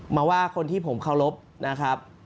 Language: Thai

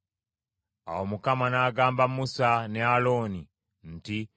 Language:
Ganda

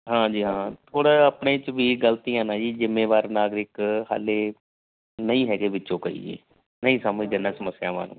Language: Punjabi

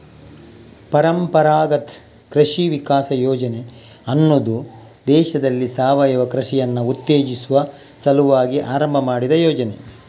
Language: Kannada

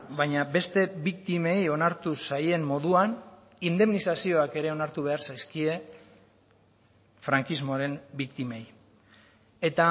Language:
Basque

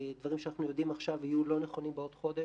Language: Hebrew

